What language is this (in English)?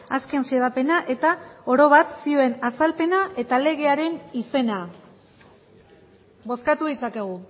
Basque